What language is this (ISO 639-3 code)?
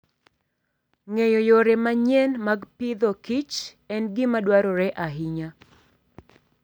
luo